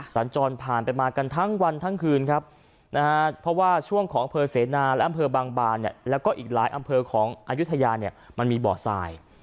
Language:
Thai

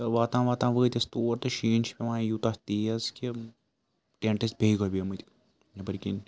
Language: Kashmiri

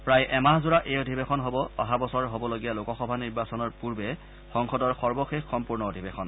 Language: Assamese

